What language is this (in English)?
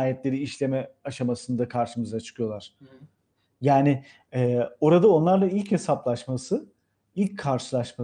Turkish